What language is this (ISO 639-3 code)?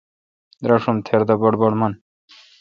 xka